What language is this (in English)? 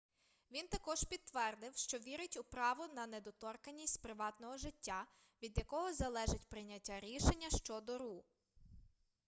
Ukrainian